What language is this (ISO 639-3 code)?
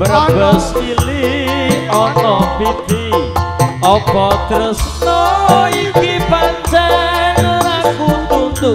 ind